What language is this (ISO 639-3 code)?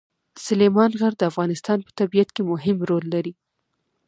pus